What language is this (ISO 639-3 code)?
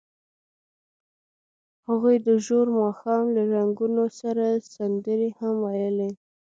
pus